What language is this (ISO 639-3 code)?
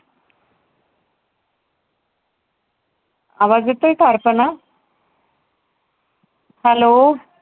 mar